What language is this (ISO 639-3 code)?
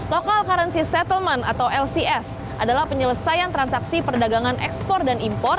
ind